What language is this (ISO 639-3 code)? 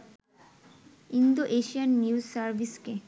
ben